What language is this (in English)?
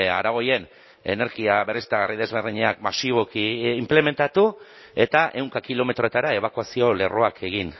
Basque